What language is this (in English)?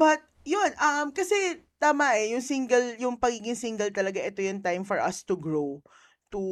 Filipino